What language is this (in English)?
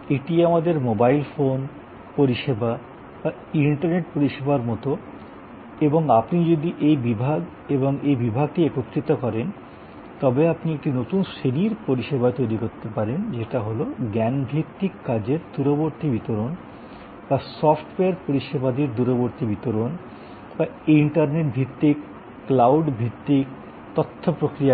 Bangla